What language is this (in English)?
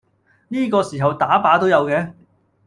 Cantonese